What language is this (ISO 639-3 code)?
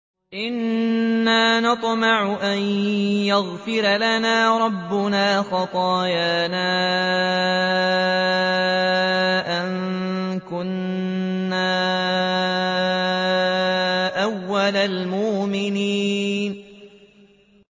ara